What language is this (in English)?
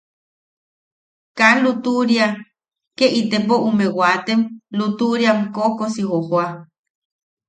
Yaqui